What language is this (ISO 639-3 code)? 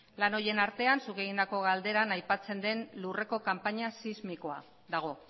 eus